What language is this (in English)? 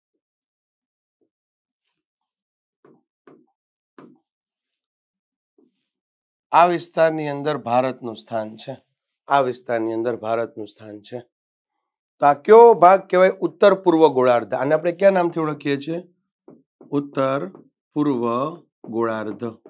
Gujarati